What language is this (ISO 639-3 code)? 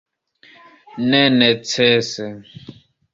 epo